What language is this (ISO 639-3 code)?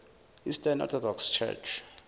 zul